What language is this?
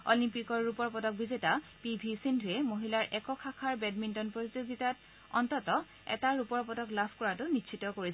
Assamese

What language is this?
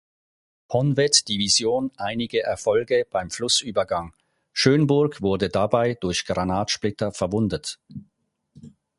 German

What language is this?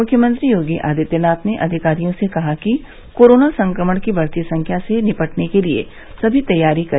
Hindi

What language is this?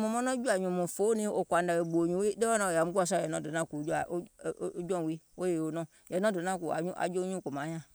Gola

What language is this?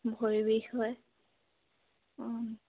Assamese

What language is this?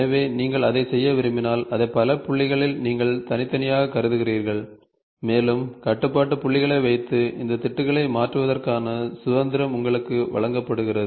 Tamil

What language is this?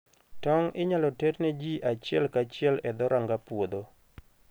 Luo (Kenya and Tanzania)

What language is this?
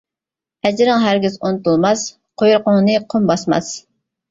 Uyghur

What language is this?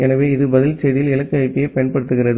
Tamil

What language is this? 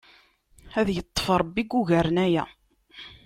Kabyle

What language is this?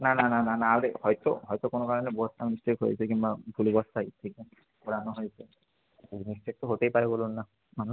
Bangla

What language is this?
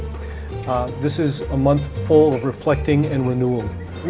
Indonesian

